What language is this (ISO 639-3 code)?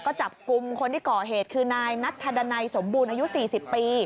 tha